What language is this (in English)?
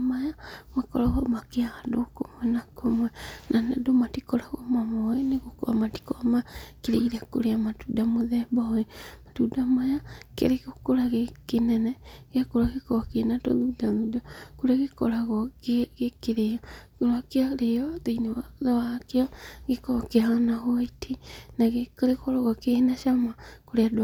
Kikuyu